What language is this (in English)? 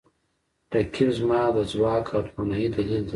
Pashto